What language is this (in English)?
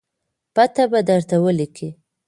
Pashto